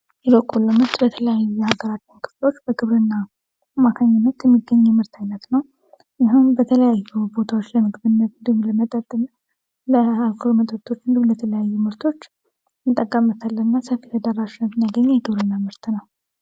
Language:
Amharic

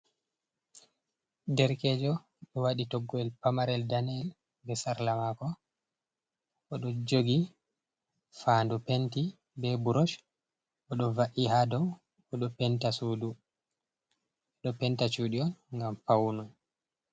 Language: Fula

